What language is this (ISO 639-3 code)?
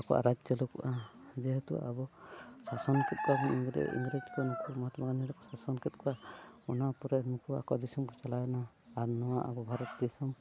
sat